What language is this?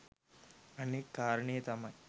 Sinhala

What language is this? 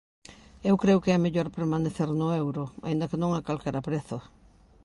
Galician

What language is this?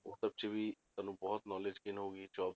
Punjabi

